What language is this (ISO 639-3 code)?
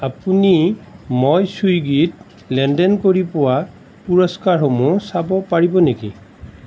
asm